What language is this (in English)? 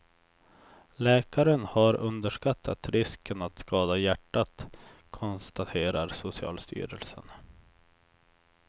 Swedish